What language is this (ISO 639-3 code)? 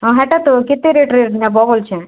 ori